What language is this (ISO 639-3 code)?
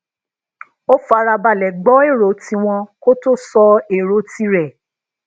yor